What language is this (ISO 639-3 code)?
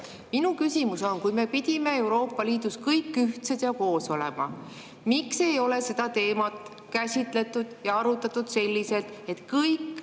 est